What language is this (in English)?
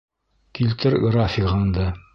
Bashkir